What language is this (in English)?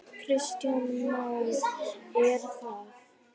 Icelandic